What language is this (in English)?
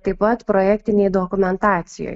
Lithuanian